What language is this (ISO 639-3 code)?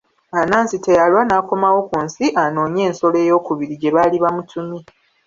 lug